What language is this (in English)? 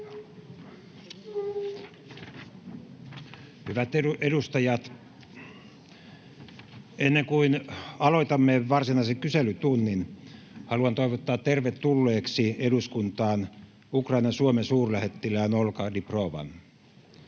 Finnish